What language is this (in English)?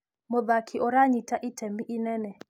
Kikuyu